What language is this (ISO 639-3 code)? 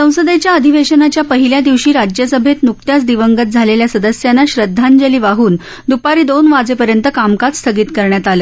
mar